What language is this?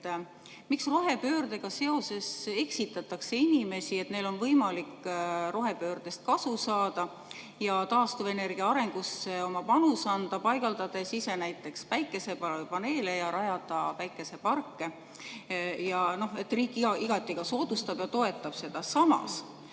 Estonian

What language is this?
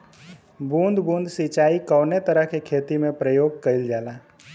Bhojpuri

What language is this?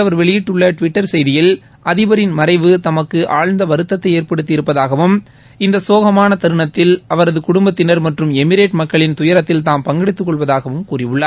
Tamil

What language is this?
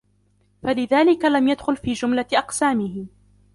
Arabic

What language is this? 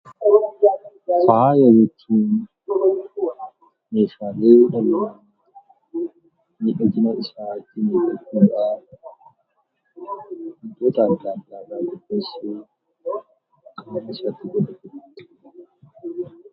Oromo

